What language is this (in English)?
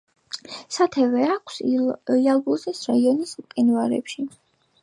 Georgian